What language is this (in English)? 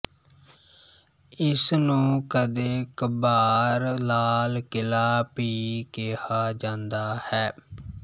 Punjabi